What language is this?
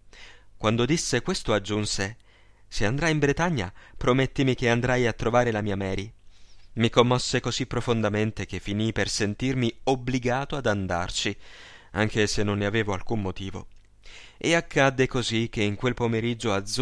Italian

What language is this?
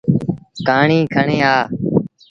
Sindhi Bhil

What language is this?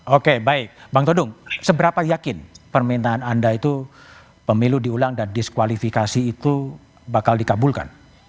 Indonesian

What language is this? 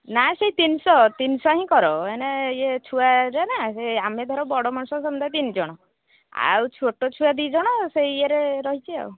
Odia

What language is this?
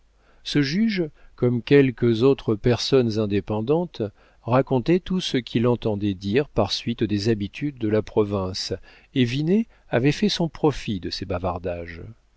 French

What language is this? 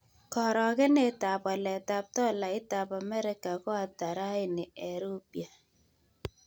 Kalenjin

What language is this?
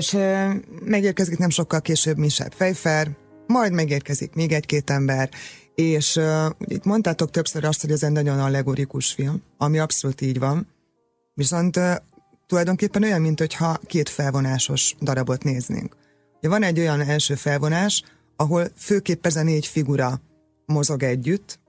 Hungarian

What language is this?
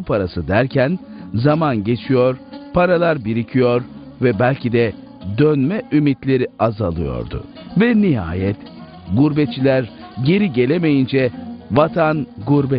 Turkish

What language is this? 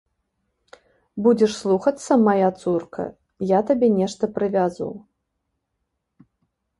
Belarusian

